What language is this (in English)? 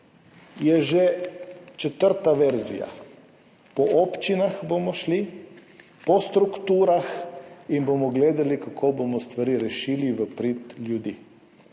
Slovenian